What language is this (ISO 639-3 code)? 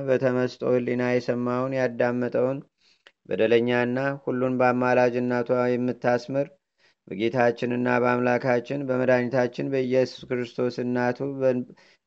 amh